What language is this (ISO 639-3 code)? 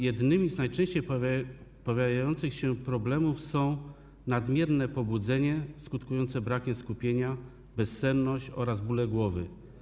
pol